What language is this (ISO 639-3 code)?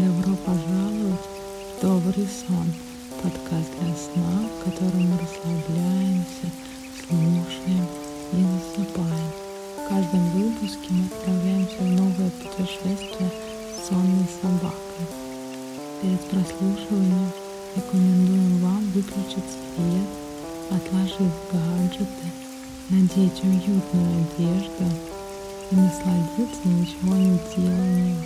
rus